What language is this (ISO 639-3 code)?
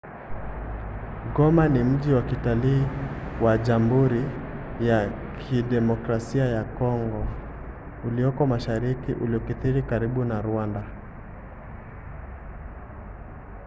swa